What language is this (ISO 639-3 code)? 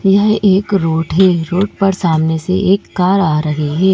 hin